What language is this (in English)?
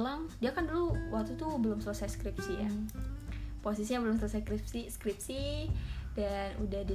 Indonesian